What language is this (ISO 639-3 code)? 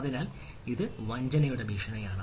mal